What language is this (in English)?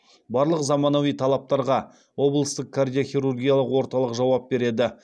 Kazakh